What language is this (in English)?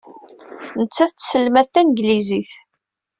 Kabyle